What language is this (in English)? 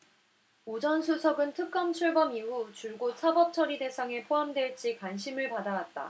Korean